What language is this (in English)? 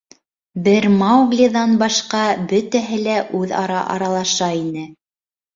Bashkir